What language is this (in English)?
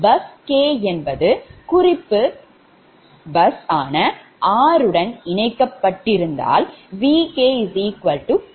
Tamil